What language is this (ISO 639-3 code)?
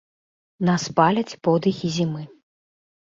bel